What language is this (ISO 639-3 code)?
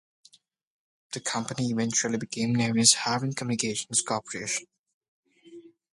eng